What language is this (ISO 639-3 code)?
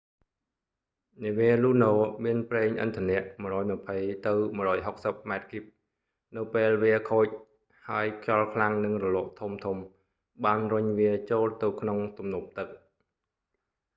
khm